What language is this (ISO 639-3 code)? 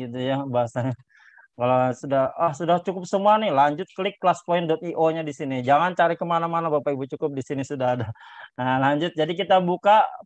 ind